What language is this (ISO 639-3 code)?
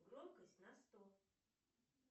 rus